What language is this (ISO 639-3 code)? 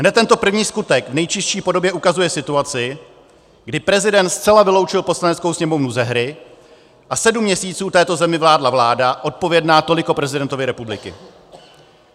ces